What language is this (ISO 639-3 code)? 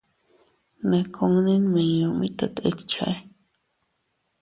cut